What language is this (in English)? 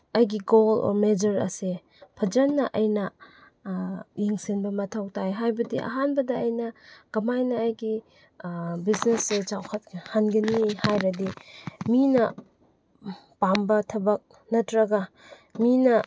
Manipuri